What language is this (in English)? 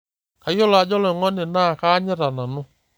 Masai